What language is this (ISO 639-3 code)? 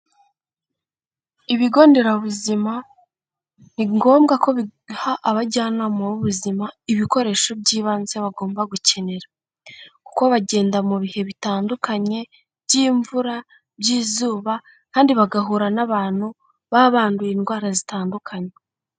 kin